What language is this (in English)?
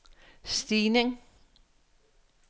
Danish